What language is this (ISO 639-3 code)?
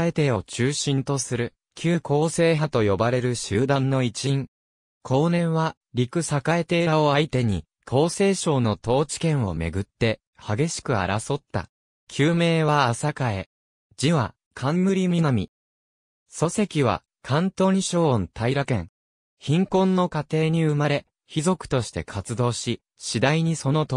jpn